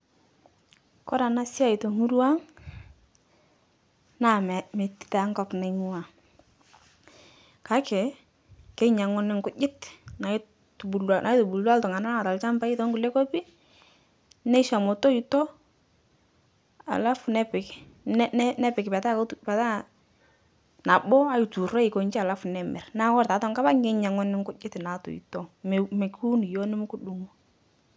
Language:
Masai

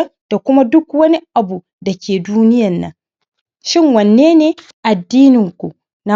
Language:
Hausa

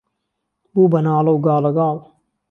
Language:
Central Kurdish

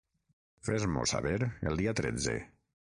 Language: Catalan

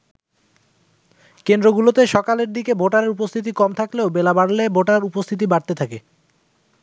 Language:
Bangla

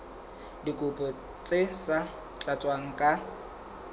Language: Southern Sotho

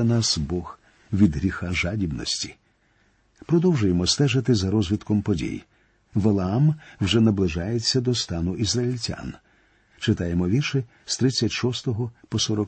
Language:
Ukrainian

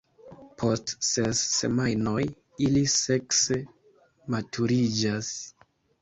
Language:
Esperanto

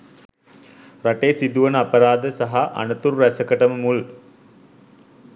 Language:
Sinhala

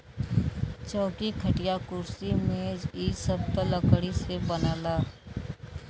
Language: Bhojpuri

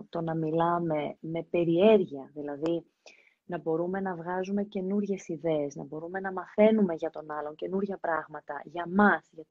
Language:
Greek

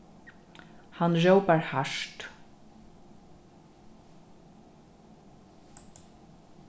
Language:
Faroese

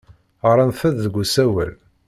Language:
Kabyle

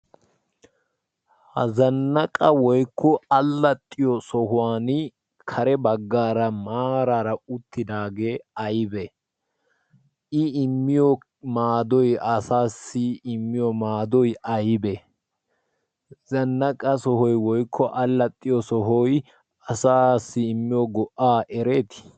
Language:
Wolaytta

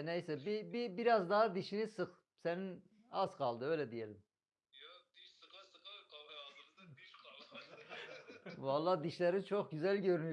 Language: Turkish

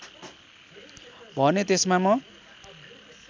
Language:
Nepali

